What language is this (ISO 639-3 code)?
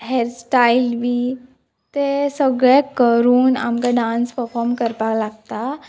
kok